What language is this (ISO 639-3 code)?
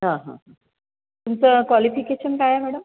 mar